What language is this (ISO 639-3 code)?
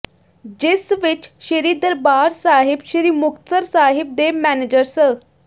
pan